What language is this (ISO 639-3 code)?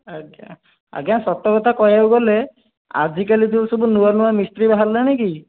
ori